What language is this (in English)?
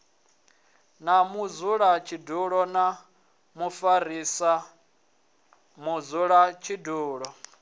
Venda